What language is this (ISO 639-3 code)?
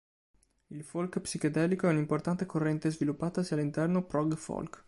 ita